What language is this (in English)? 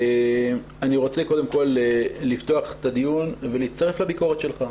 Hebrew